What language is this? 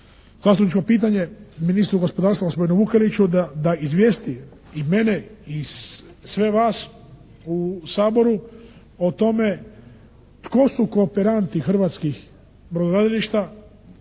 Croatian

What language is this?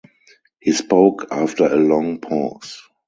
English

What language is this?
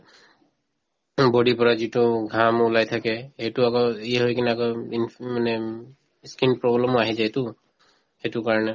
Assamese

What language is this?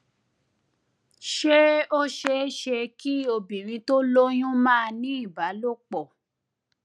Yoruba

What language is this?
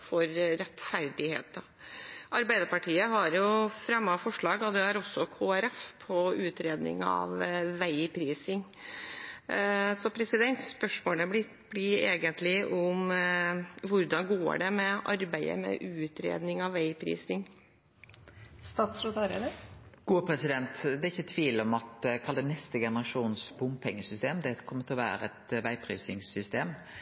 Norwegian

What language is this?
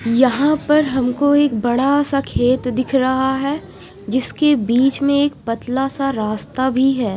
Hindi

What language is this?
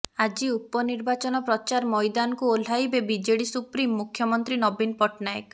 Odia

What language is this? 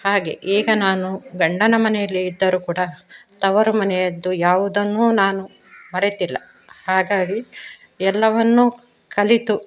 Kannada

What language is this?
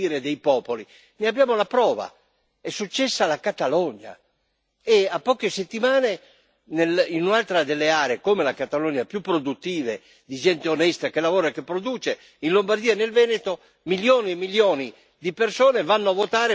Italian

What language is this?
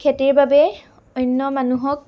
Assamese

